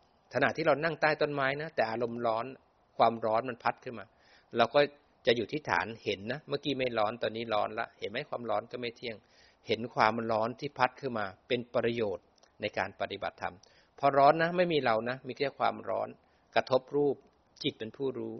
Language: Thai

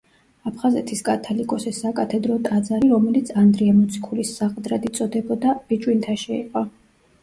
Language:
Georgian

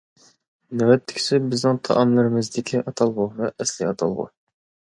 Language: Uyghur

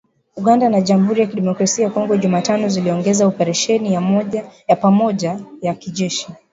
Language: Swahili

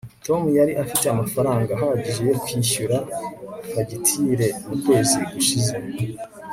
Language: Kinyarwanda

